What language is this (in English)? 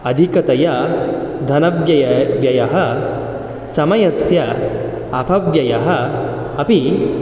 Sanskrit